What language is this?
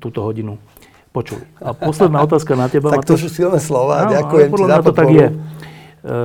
Slovak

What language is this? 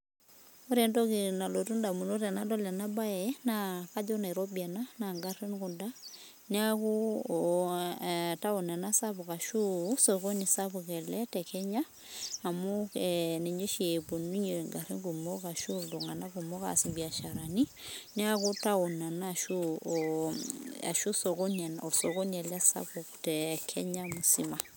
Masai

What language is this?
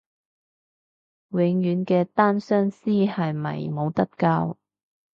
Cantonese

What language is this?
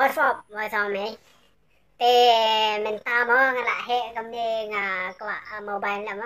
Thai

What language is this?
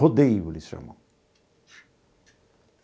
Portuguese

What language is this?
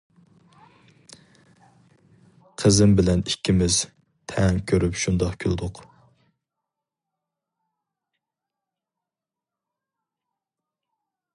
Uyghur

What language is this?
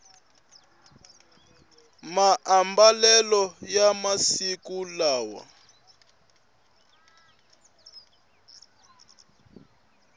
Tsonga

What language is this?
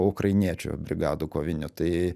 Lithuanian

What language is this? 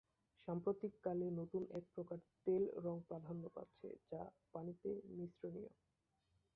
Bangla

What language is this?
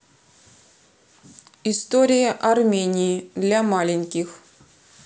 Russian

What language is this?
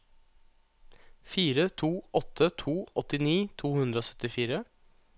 Norwegian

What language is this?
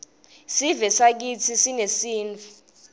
Swati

